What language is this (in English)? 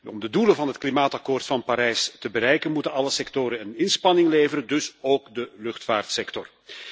Dutch